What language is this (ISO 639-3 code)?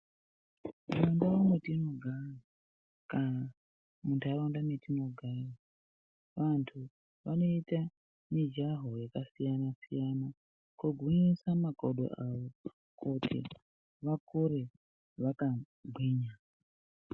ndc